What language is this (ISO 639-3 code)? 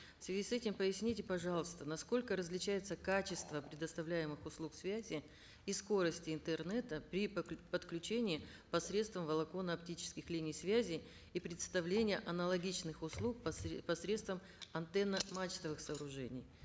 kaz